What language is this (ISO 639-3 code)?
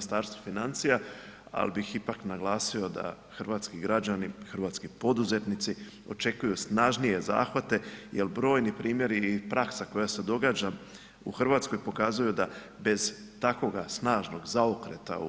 hrv